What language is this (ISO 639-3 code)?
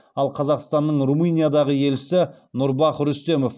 kaz